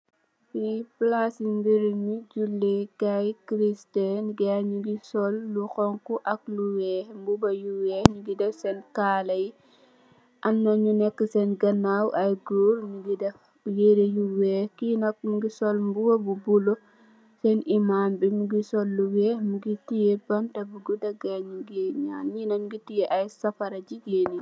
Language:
Wolof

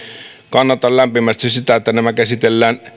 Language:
Finnish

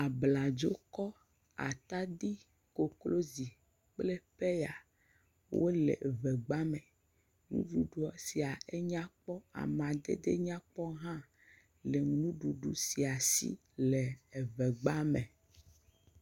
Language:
Ewe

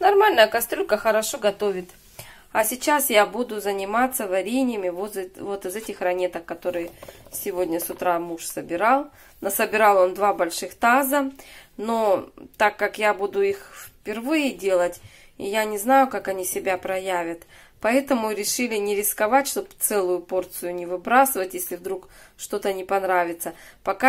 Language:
Russian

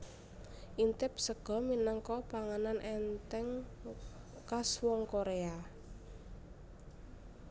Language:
Javanese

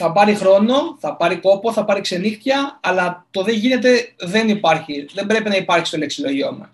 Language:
Greek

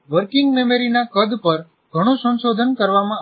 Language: Gujarati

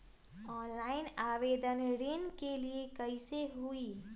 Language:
Magahi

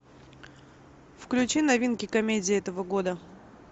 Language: Russian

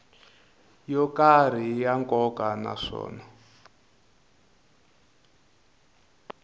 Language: Tsonga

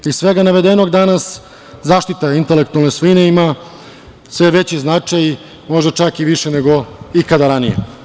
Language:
Serbian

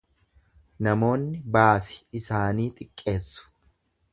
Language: Oromo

